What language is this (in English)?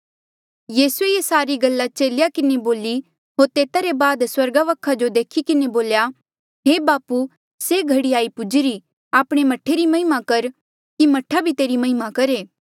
Mandeali